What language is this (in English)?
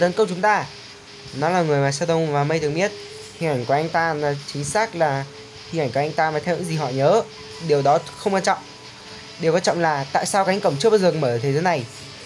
Vietnamese